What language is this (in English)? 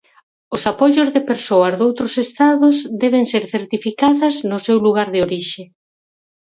Galician